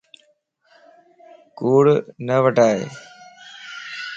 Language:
Lasi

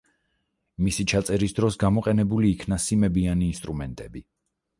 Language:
Georgian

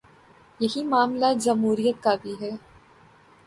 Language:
Urdu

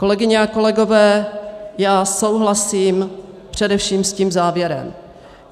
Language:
Czech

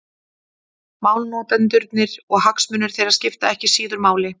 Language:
Icelandic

